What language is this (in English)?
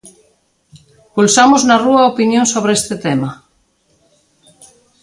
Galician